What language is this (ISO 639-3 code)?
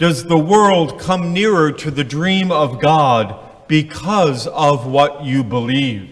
eng